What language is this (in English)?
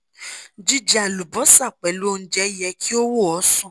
Yoruba